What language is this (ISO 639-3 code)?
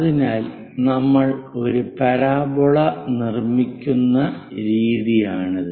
mal